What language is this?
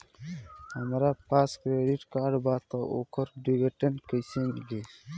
Bhojpuri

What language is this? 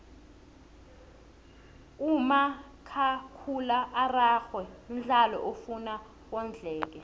South Ndebele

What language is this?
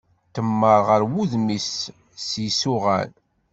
Kabyle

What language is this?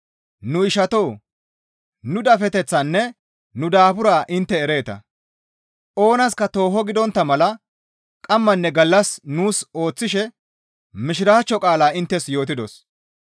Gamo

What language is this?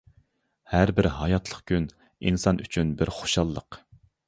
Uyghur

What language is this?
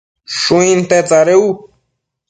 Matsés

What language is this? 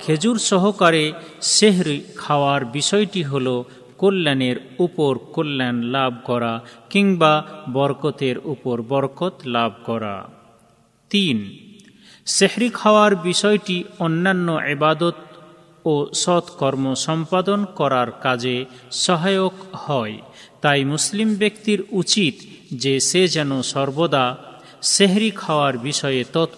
Bangla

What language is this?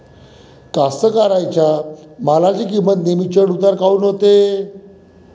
Marathi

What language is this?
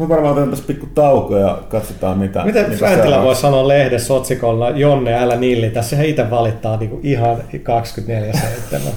Finnish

